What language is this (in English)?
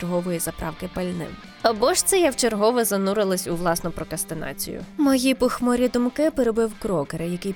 Ukrainian